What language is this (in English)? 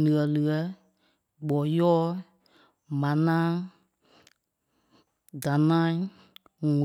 Kpelle